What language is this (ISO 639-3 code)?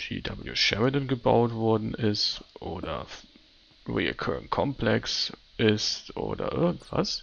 deu